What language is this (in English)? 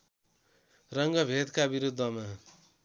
Nepali